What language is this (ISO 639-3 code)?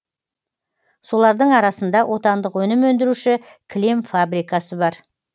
kaz